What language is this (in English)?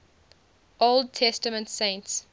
English